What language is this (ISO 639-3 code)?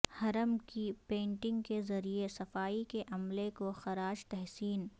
urd